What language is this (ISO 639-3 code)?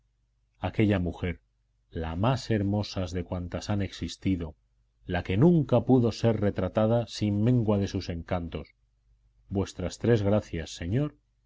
spa